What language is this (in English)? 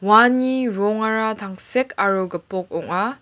Garo